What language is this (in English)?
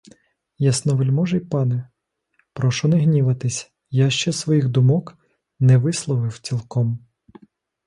Ukrainian